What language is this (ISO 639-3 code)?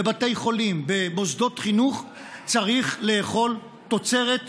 heb